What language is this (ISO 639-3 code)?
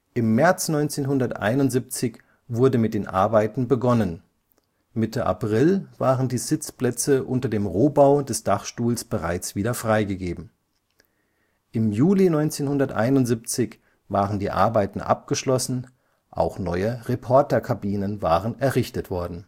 deu